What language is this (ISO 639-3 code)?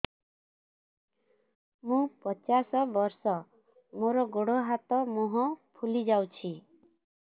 ori